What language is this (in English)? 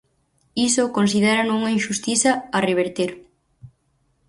Galician